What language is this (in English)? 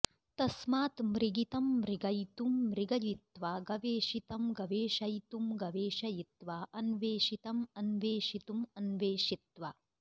Sanskrit